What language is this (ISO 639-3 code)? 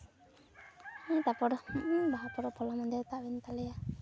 sat